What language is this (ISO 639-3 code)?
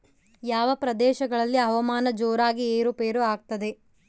kan